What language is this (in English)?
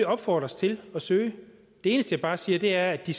Danish